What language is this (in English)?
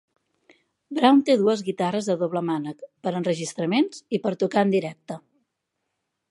Catalan